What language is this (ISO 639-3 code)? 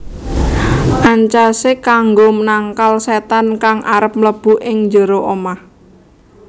jav